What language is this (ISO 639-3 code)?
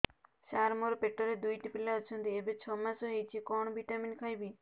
ori